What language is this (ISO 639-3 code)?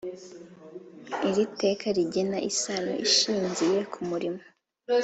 kin